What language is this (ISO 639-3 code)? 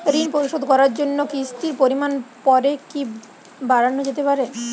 ben